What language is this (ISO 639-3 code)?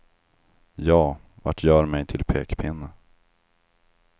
swe